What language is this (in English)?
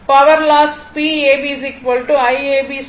Tamil